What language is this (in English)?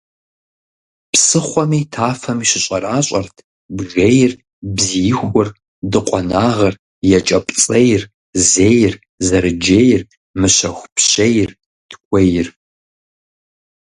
Kabardian